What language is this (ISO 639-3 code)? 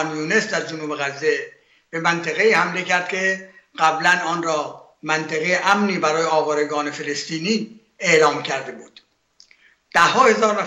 fas